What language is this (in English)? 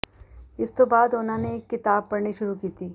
Punjabi